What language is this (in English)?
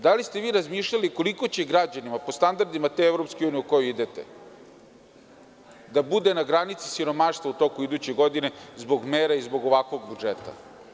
Serbian